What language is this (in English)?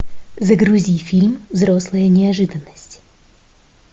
Russian